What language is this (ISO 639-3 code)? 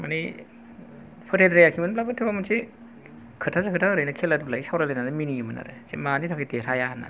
brx